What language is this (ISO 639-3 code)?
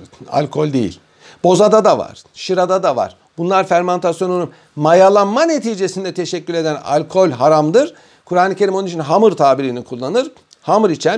tur